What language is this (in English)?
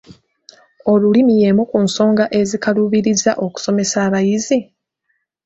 Ganda